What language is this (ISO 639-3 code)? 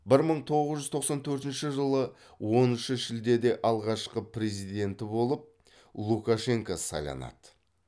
kaz